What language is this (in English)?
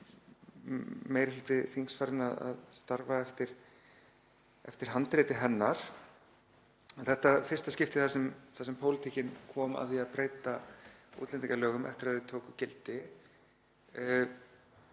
Icelandic